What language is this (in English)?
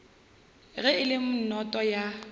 Northern Sotho